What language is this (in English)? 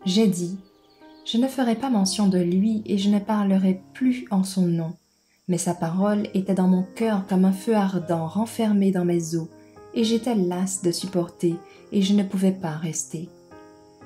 French